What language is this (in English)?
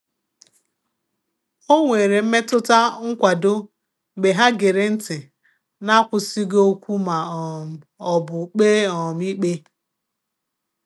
Igbo